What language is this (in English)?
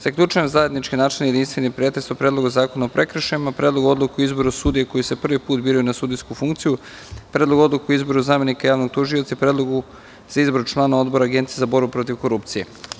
Serbian